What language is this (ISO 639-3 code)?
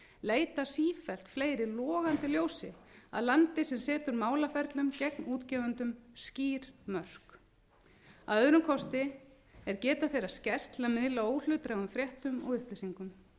isl